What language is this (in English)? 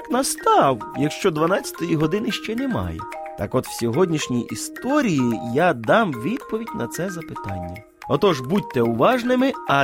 Ukrainian